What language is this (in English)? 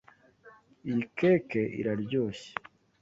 Kinyarwanda